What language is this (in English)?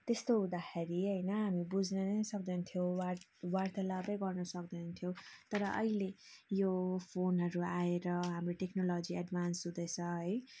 Nepali